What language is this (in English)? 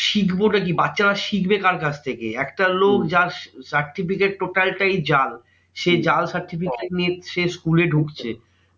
Bangla